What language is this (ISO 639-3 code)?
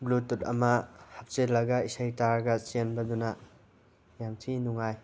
mni